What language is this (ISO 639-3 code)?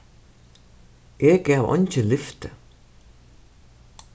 fao